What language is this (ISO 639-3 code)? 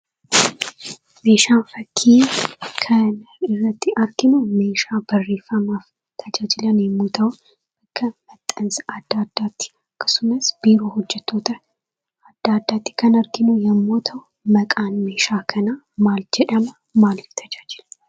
orm